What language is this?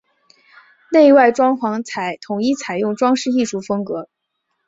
Chinese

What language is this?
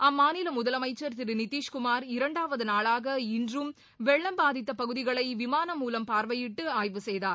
Tamil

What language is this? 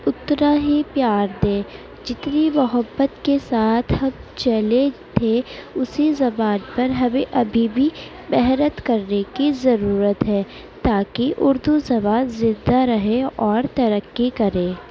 Urdu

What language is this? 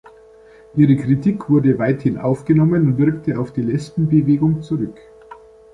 German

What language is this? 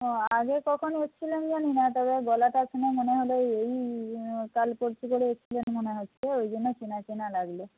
Bangla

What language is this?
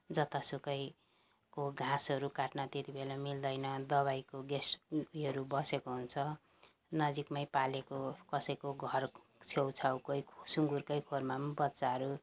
Nepali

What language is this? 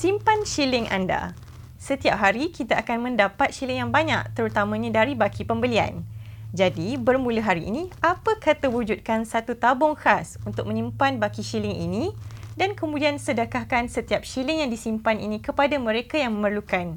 Malay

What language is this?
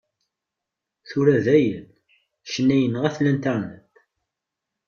Kabyle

